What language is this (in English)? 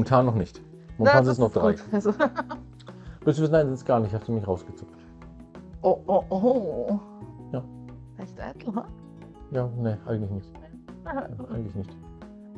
German